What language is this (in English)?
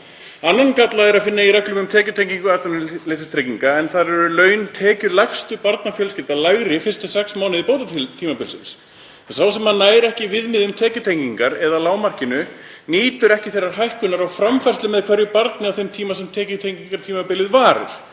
Icelandic